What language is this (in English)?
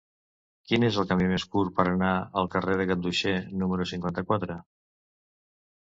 Catalan